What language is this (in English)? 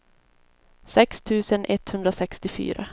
Swedish